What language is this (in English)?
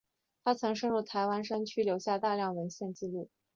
Chinese